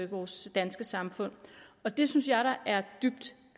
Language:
Danish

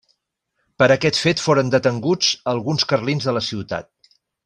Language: Catalan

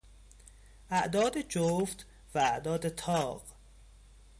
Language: Persian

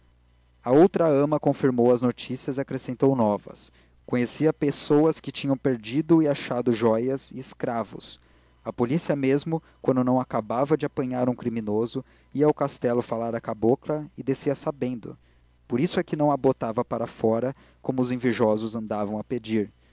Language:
Portuguese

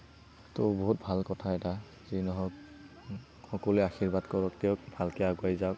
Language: Assamese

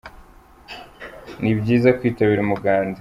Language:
Kinyarwanda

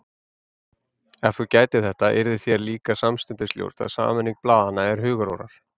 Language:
Icelandic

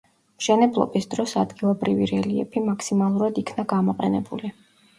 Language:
Georgian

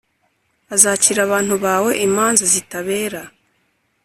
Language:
Kinyarwanda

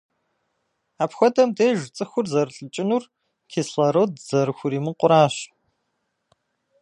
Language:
Kabardian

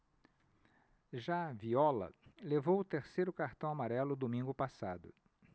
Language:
Portuguese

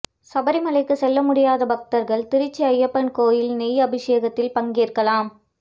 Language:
Tamil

